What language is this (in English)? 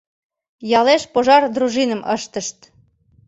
Mari